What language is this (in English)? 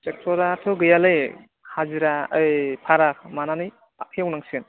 Bodo